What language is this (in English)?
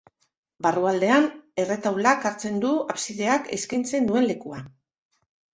Basque